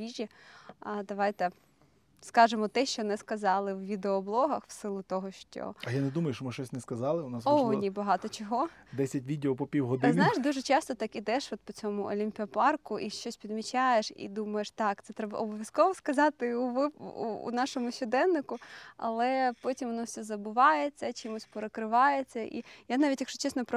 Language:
Ukrainian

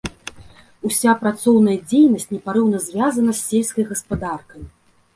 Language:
Belarusian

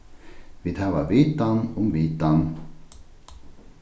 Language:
Faroese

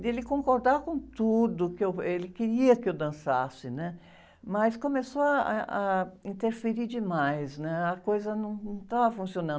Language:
Portuguese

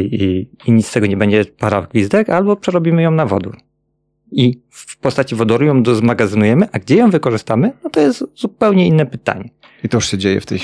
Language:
Polish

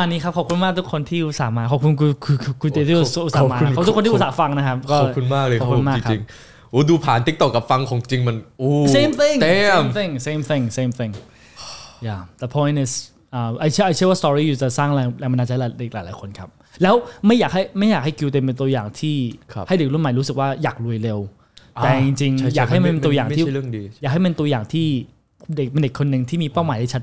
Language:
Thai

